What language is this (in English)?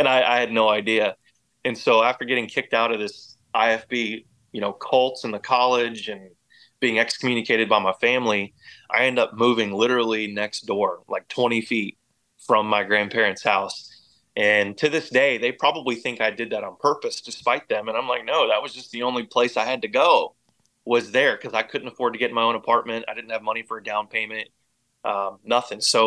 English